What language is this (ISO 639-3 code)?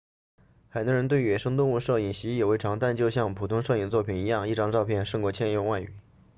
zho